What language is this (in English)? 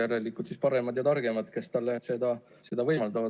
Estonian